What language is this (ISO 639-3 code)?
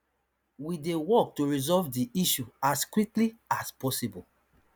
pcm